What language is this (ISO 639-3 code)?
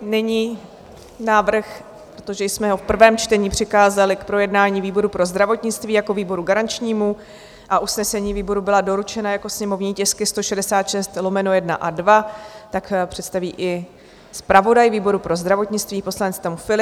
ces